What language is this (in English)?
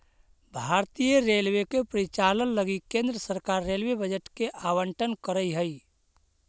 Magahi